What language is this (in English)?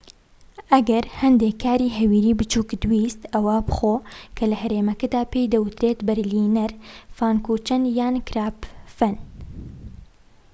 Central Kurdish